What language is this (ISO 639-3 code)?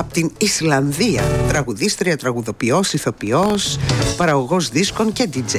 ell